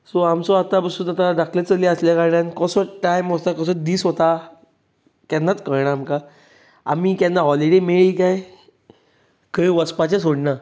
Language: Konkani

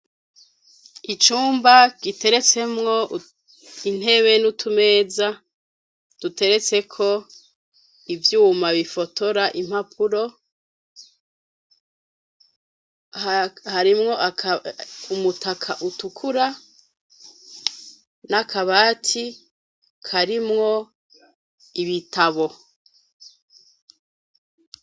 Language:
Rundi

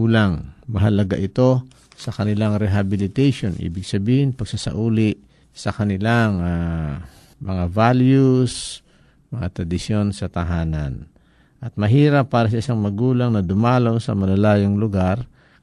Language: Filipino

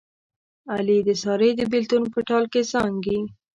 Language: Pashto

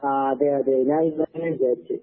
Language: Malayalam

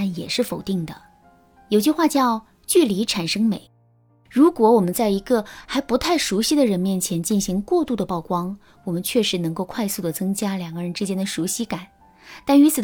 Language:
Chinese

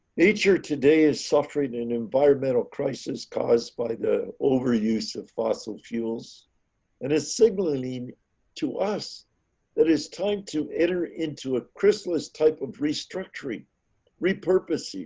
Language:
English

